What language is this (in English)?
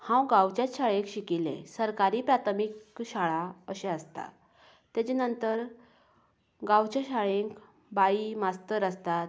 Konkani